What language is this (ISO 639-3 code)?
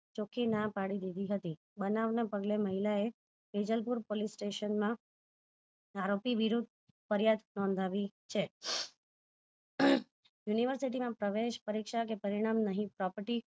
guj